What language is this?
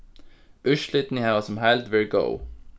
Faroese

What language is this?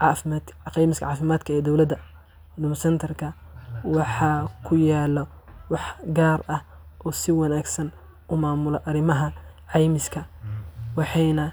Somali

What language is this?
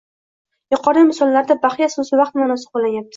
Uzbek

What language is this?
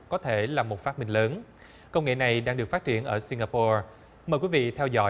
Vietnamese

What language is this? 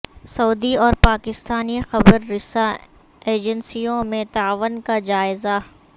Urdu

